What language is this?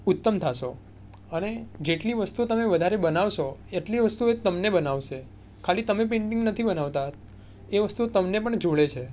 Gujarati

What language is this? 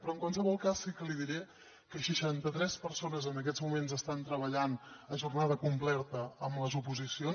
Catalan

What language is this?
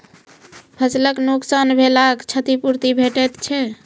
Maithili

